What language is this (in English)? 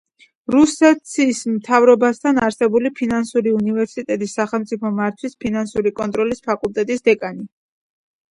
Georgian